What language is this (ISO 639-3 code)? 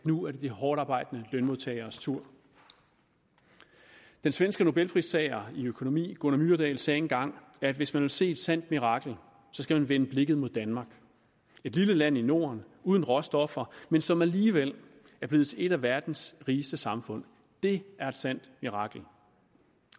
dan